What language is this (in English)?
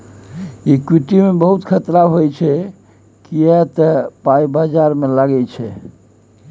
Maithili